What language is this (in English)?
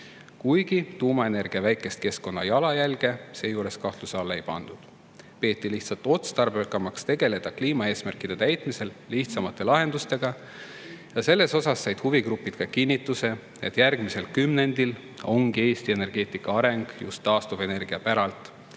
Estonian